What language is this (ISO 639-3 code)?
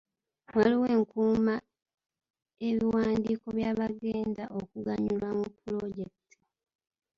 lug